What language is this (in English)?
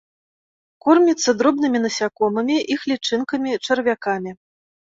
Belarusian